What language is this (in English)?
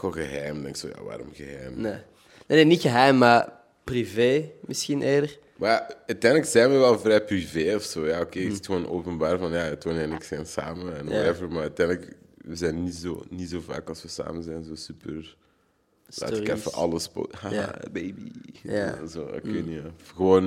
Dutch